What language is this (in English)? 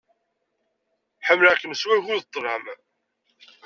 Kabyle